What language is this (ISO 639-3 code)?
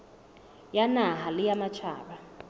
sot